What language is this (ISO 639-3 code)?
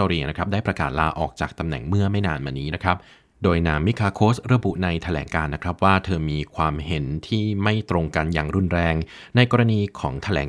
tha